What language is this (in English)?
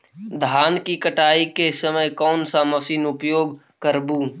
Magahi